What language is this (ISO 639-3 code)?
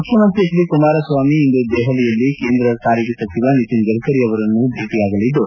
kan